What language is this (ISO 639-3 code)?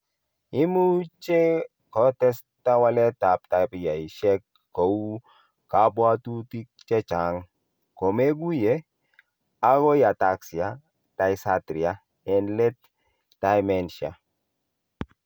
kln